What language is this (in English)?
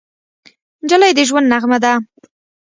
Pashto